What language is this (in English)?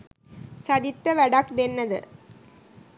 Sinhala